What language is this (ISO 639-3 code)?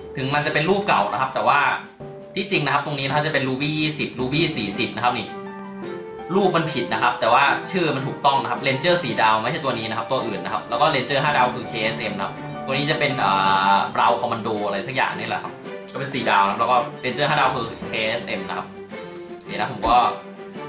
tha